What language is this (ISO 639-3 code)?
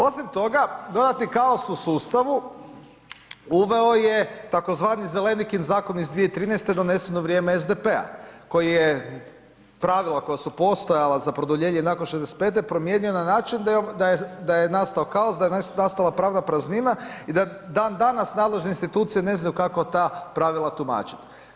hrv